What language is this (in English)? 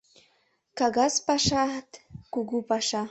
Mari